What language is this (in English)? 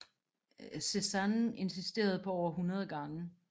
Danish